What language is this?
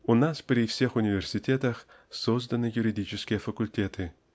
Russian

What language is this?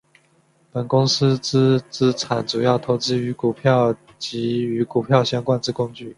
Chinese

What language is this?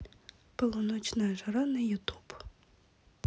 Russian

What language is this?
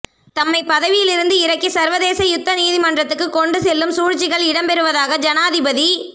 Tamil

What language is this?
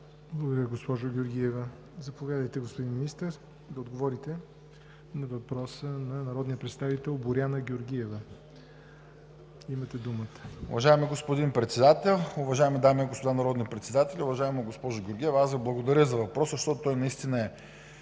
Bulgarian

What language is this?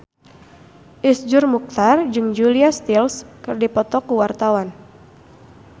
Sundanese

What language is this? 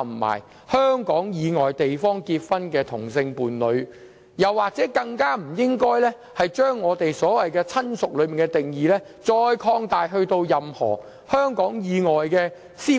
Cantonese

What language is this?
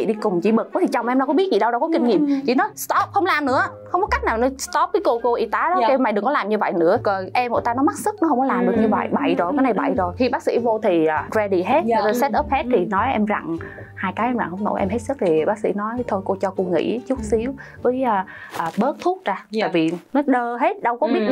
Vietnamese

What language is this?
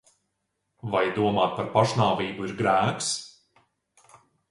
Latvian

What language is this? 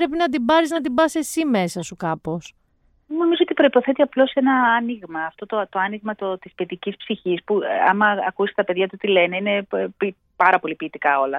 Greek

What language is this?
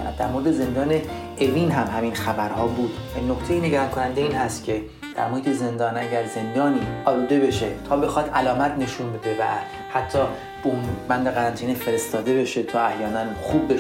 Persian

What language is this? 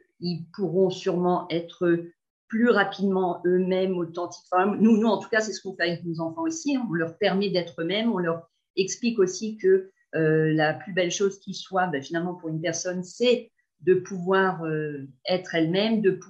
French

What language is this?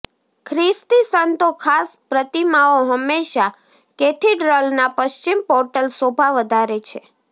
Gujarati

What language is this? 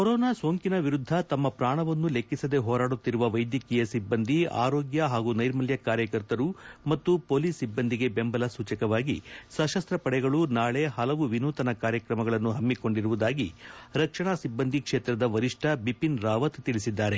Kannada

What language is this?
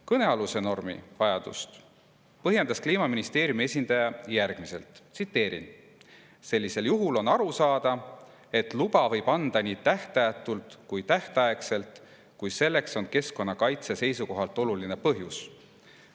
Estonian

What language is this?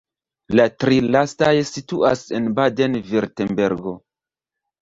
Esperanto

